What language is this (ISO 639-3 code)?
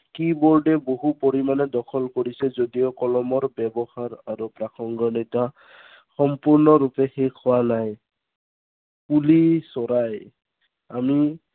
asm